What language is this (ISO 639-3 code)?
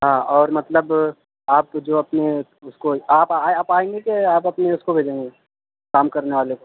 urd